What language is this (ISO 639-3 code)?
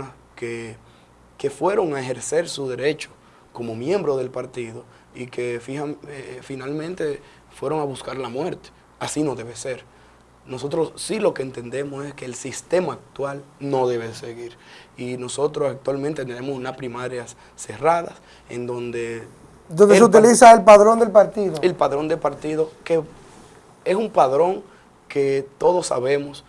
spa